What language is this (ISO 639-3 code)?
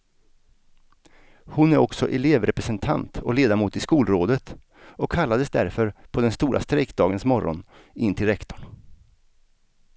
swe